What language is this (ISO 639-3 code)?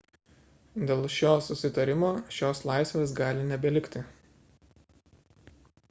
lit